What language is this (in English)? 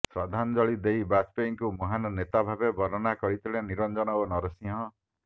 Odia